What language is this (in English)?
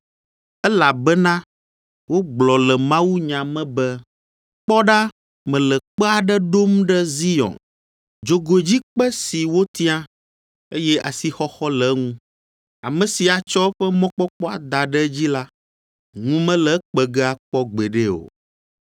Ewe